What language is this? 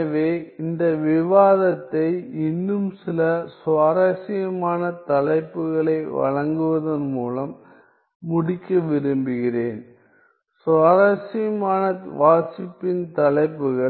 Tamil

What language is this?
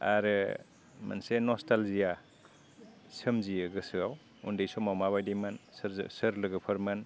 Bodo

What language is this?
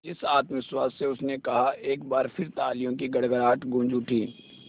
Hindi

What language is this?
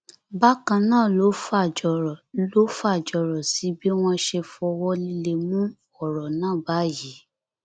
Yoruba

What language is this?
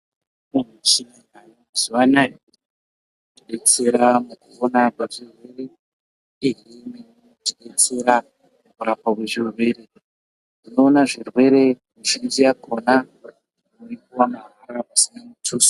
Ndau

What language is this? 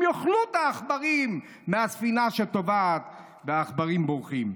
Hebrew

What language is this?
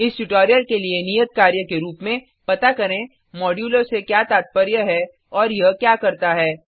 Hindi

